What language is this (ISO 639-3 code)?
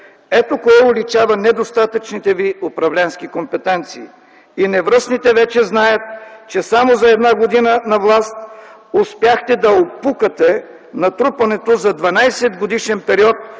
bul